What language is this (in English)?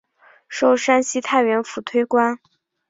Chinese